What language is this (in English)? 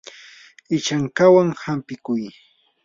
Yanahuanca Pasco Quechua